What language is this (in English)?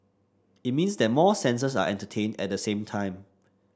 English